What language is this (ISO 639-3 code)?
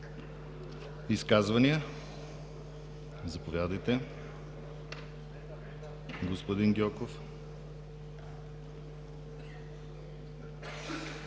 bul